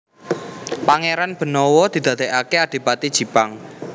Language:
Javanese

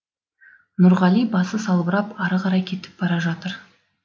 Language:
Kazakh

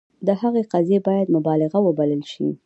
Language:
Pashto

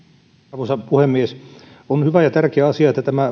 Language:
Finnish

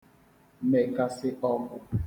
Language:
Igbo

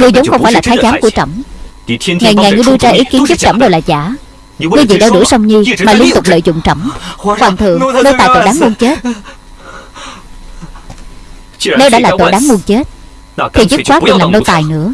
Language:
Vietnamese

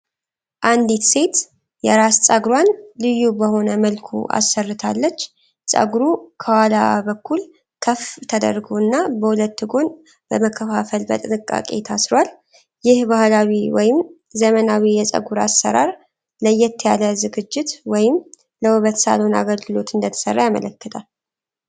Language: Amharic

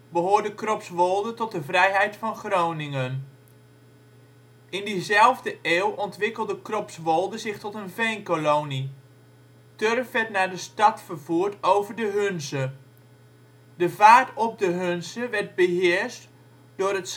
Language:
Dutch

